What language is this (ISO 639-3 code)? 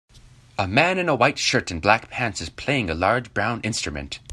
eng